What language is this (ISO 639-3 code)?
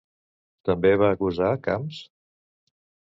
cat